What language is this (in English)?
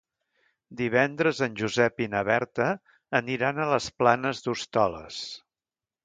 Catalan